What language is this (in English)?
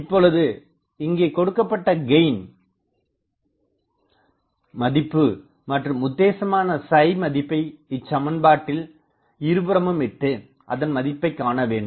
Tamil